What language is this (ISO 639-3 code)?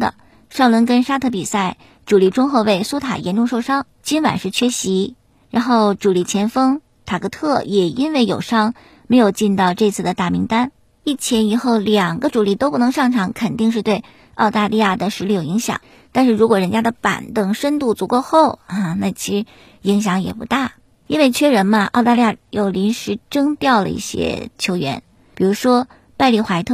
zho